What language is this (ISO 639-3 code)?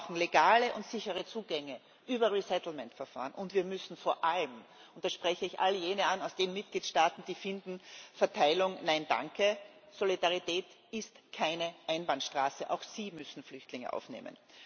deu